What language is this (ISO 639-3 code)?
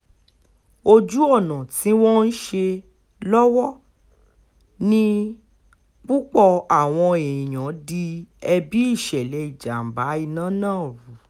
yor